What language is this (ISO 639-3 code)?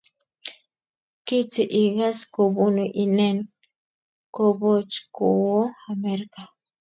kln